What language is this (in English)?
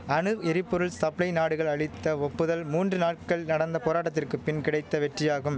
Tamil